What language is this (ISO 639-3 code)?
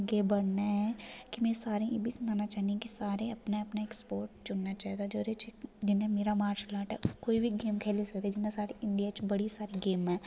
doi